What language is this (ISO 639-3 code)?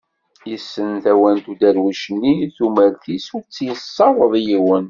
kab